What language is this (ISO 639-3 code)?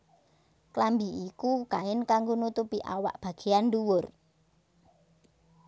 jav